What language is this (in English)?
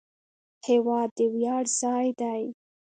Pashto